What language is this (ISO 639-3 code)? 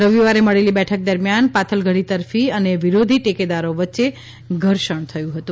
guj